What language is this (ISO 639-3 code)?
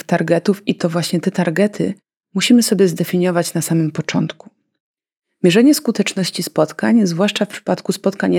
pol